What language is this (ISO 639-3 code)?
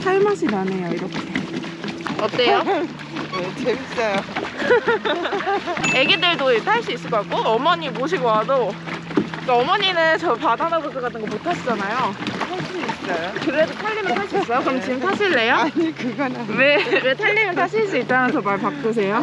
kor